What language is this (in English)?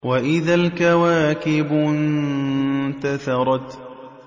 Arabic